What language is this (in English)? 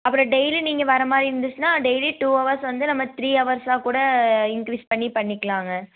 Tamil